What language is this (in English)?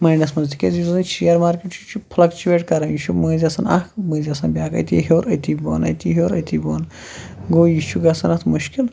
Kashmiri